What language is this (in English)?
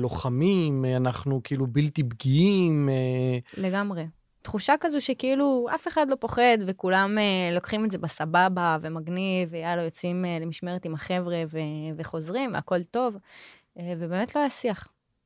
Hebrew